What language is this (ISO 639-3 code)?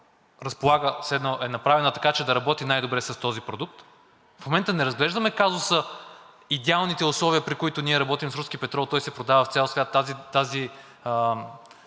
bul